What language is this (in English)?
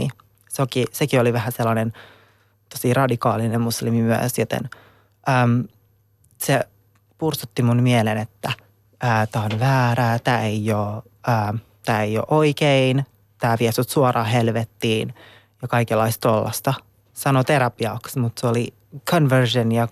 Finnish